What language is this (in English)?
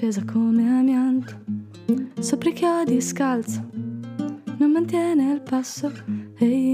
Italian